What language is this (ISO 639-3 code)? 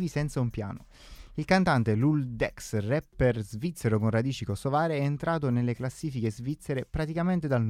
ita